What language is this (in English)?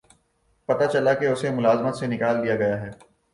Urdu